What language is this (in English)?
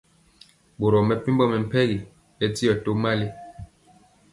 Mpiemo